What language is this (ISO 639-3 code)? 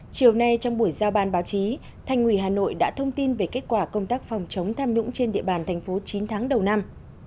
vie